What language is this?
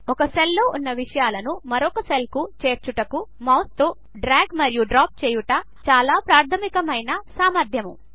Telugu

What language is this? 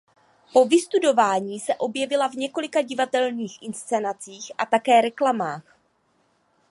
Czech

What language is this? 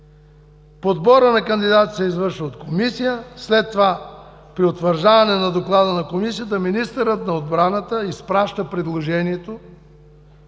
Bulgarian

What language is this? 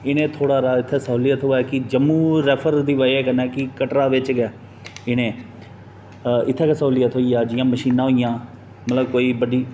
Dogri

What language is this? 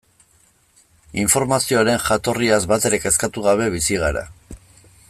Basque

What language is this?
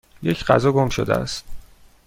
Persian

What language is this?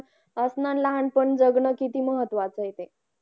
Marathi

